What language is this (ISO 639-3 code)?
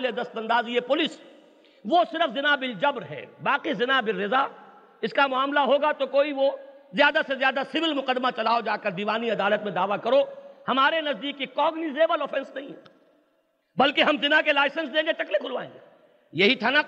urd